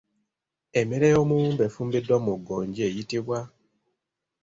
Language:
Ganda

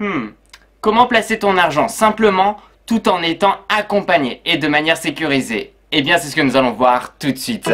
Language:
French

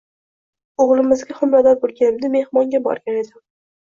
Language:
Uzbek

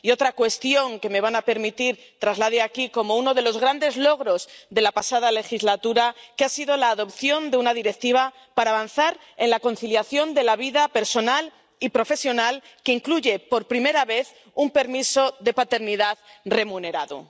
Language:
Spanish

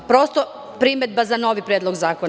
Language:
Serbian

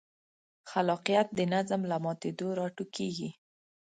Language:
Pashto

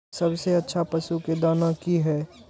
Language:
Maithili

